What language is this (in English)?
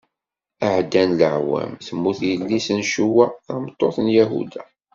Kabyle